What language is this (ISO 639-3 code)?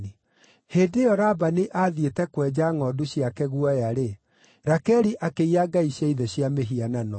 kik